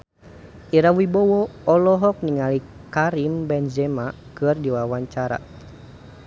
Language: Sundanese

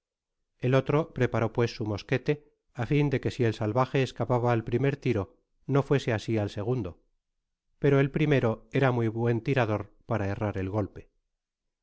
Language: Spanish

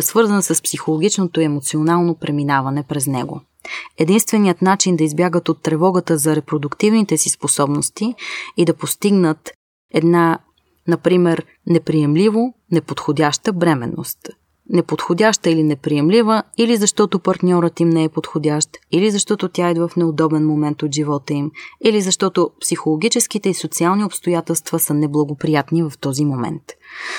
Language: Bulgarian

